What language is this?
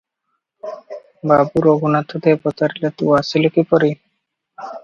Odia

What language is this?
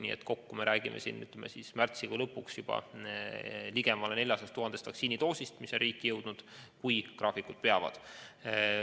Estonian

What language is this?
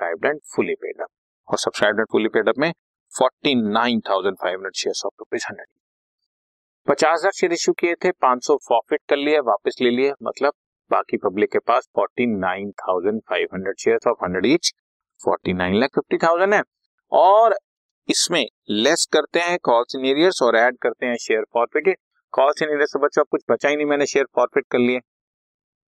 Hindi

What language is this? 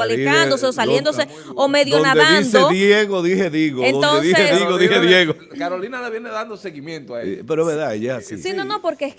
Spanish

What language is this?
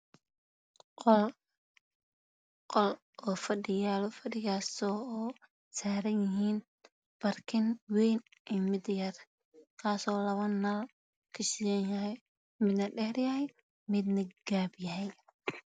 Somali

